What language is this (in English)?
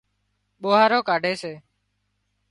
Wadiyara Koli